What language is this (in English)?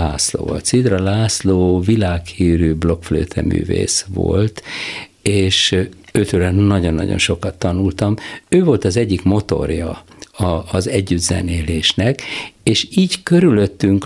Hungarian